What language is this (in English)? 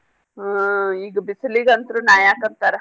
Kannada